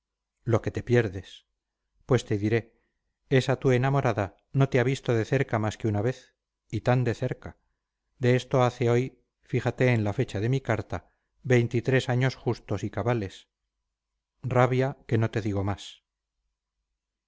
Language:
Spanish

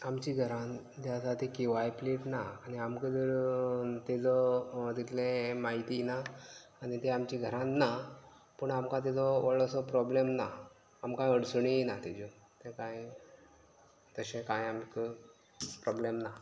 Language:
Konkani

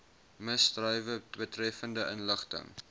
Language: Afrikaans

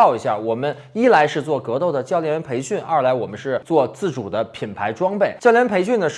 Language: Chinese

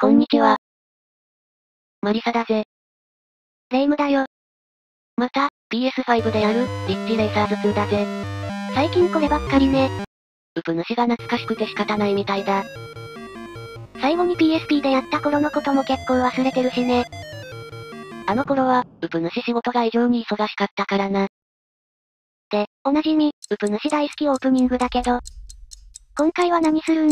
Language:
Japanese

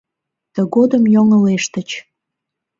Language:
Mari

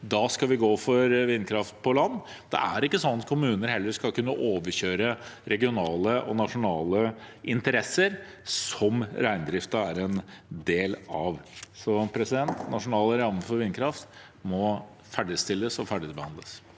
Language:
Norwegian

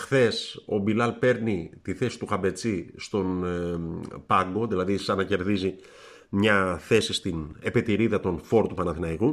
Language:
Greek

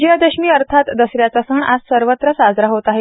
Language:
Marathi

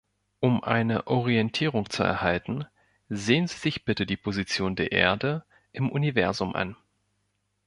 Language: German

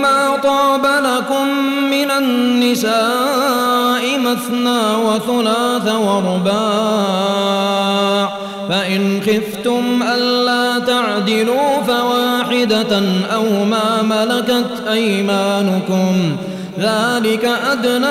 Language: Arabic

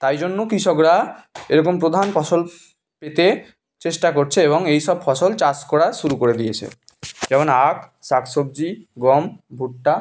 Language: Bangla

